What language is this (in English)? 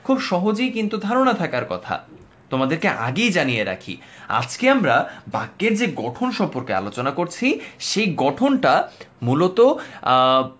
Bangla